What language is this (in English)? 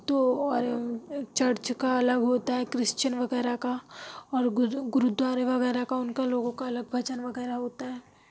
Urdu